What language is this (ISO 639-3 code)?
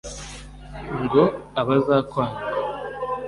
kin